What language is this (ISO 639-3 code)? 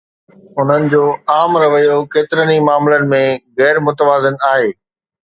snd